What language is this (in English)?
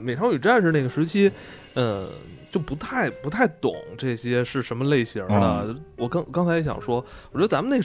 Chinese